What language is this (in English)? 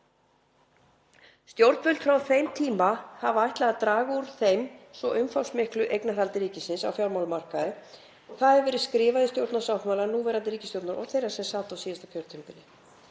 Icelandic